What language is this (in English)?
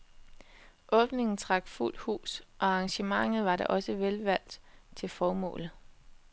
Danish